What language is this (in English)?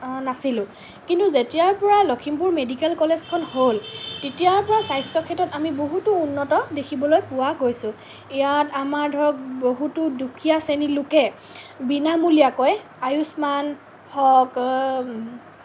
Assamese